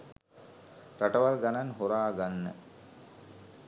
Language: Sinhala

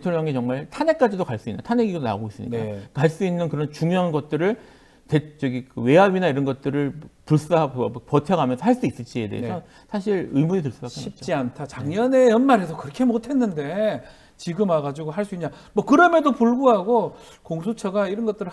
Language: Korean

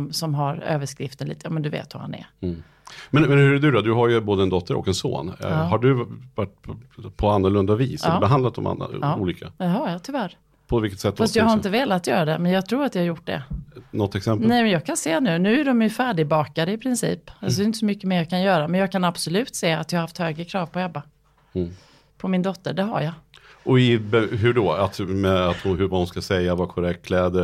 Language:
Swedish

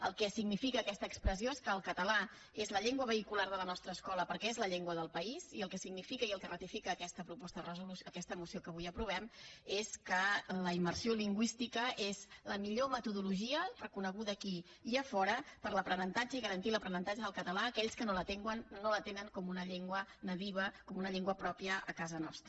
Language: Catalan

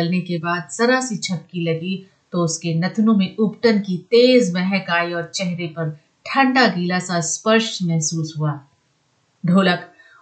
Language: Hindi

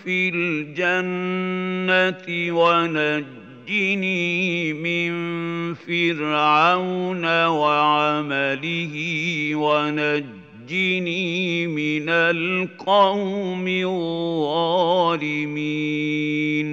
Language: Arabic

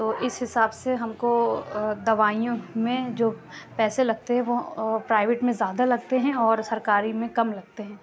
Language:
Urdu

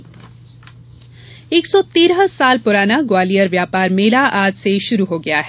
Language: Hindi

